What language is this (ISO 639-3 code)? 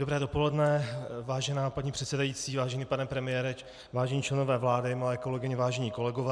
ces